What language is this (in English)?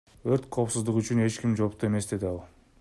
Kyrgyz